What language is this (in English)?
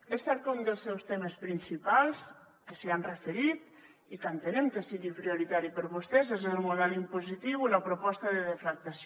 Catalan